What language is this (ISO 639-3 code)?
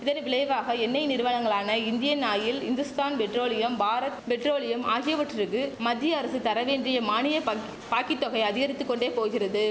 tam